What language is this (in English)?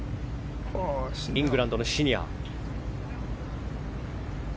Japanese